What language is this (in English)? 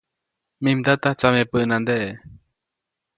Copainalá Zoque